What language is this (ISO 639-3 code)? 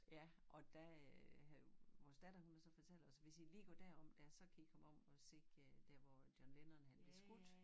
dan